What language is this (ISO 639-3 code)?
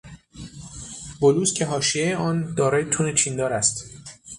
fas